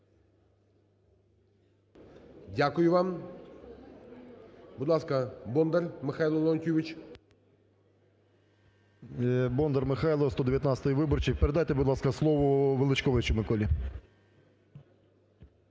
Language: Ukrainian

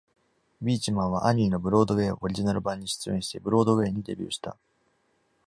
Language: Japanese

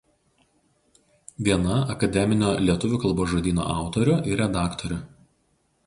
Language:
Lithuanian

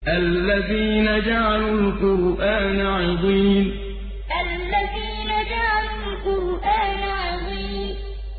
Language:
Arabic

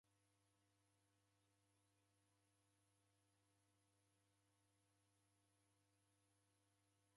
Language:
Taita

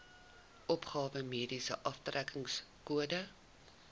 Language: Afrikaans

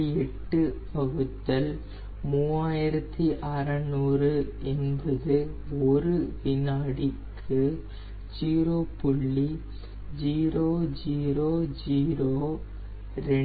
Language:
Tamil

